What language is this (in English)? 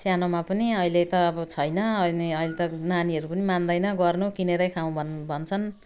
Nepali